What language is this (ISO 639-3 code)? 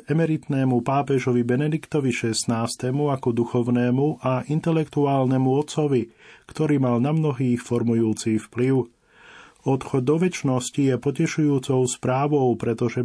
slk